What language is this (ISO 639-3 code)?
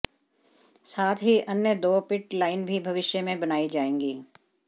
hin